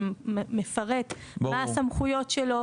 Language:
Hebrew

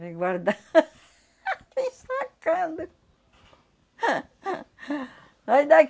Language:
Portuguese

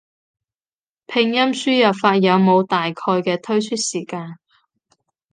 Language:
Cantonese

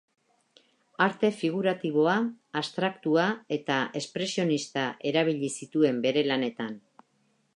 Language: Basque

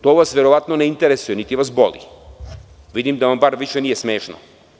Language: Serbian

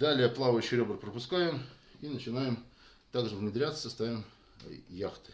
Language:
Russian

